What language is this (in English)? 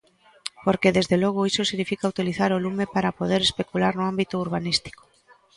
Galician